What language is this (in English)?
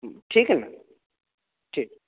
Maithili